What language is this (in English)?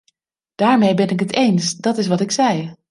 Dutch